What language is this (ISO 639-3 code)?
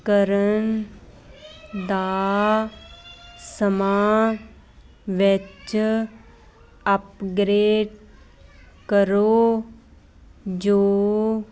pan